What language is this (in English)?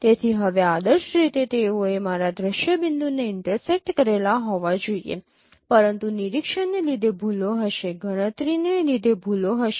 Gujarati